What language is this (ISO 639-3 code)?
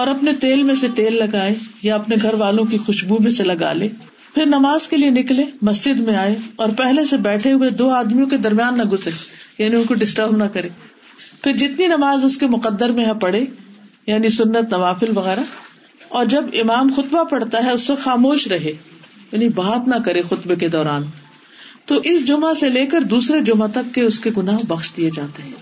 urd